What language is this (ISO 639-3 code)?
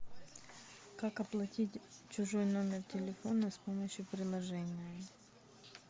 rus